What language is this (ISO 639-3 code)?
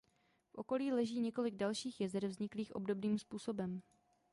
ces